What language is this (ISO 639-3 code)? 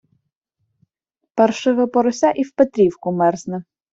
ukr